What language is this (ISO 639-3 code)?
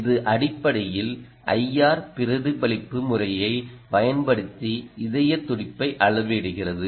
tam